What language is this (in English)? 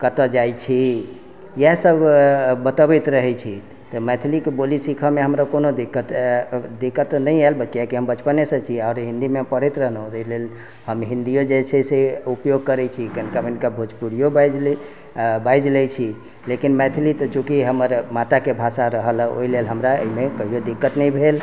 Maithili